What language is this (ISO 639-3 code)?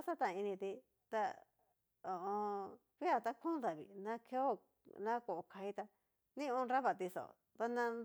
miu